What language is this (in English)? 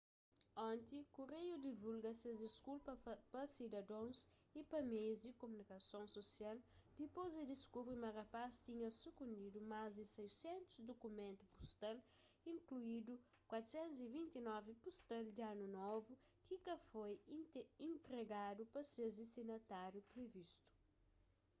Kabuverdianu